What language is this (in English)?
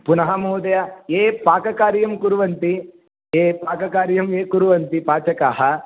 Sanskrit